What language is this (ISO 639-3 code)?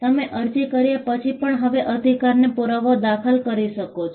guj